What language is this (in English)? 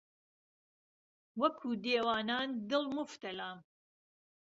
Central Kurdish